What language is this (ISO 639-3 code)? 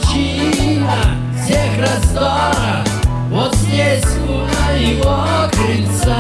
rus